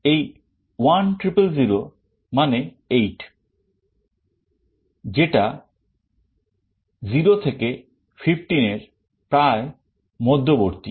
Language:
Bangla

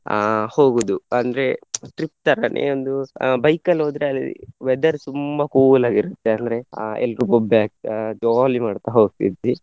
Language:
Kannada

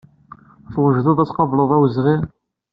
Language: Kabyle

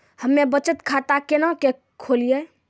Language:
Maithili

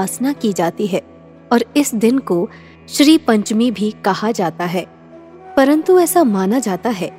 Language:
Hindi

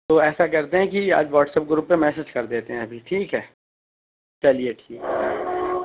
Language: Urdu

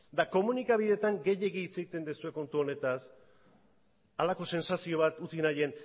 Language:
Basque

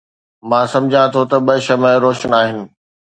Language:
Sindhi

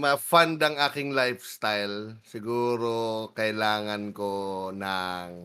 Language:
Filipino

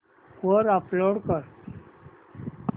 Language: Marathi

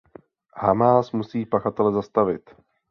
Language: Czech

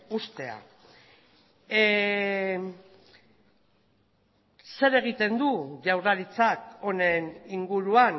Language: Basque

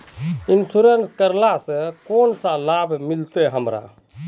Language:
Magahi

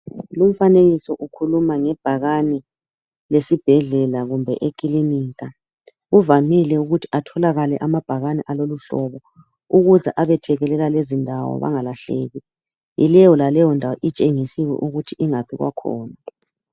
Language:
North Ndebele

